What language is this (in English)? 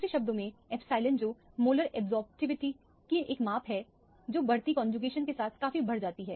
Hindi